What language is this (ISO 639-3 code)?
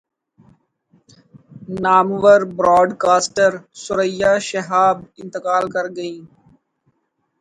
urd